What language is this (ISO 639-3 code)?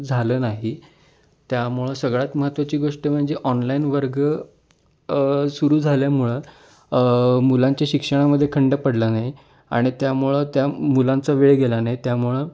mar